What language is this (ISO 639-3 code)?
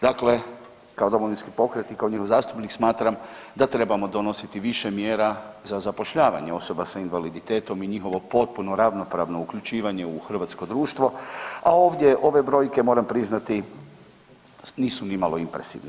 hrv